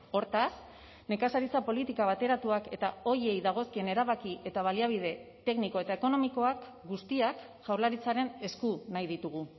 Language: Basque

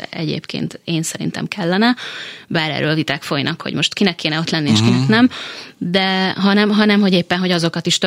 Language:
Hungarian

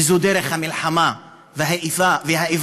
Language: Hebrew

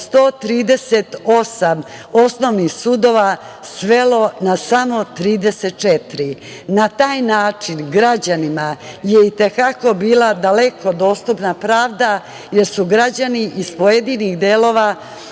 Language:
Serbian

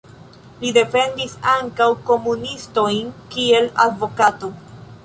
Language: Esperanto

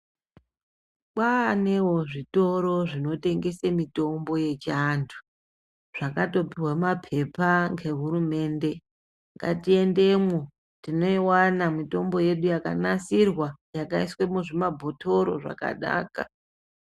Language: Ndau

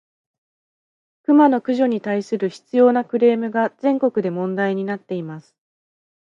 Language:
Japanese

